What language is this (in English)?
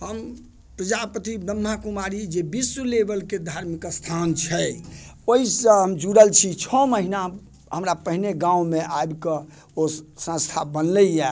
Maithili